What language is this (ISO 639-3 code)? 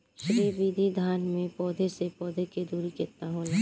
bho